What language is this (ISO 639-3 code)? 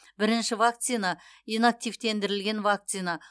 kaz